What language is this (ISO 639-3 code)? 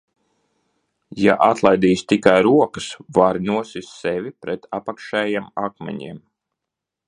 lav